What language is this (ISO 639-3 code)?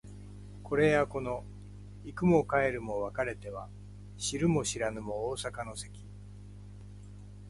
jpn